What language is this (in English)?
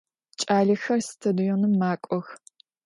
Adyghe